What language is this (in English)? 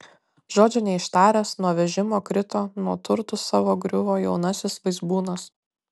Lithuanian